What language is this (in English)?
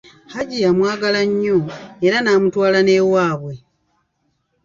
Ganda